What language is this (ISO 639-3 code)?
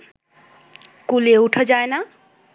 ben